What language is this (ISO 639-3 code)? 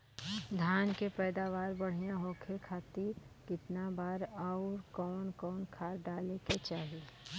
bho